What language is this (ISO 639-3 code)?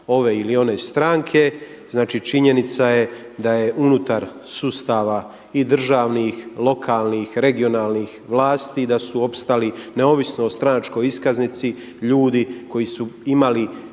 hrv